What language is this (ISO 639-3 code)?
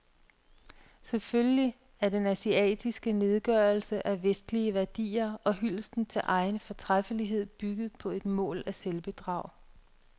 dan